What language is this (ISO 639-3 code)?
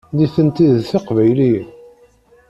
kab